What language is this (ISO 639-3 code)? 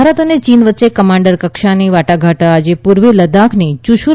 guj